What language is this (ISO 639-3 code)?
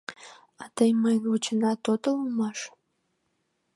chm